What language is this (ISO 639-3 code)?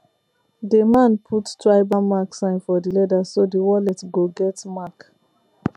pcm